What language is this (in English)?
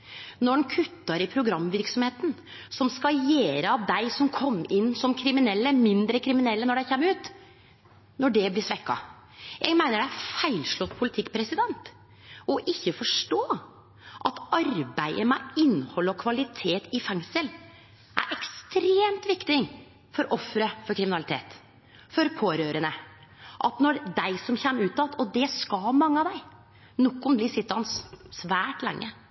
Norwegian Nynorsk